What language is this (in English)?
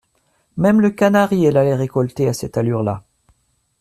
French